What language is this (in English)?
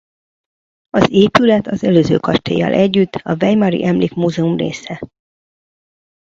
Hungarian